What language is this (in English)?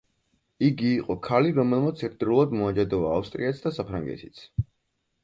Georgian